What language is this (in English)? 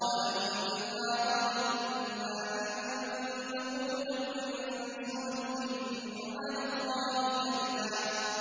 Arabic